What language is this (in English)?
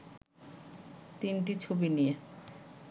Bangla